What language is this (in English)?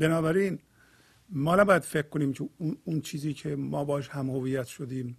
Persian